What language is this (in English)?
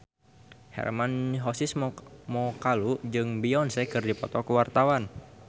Sundanese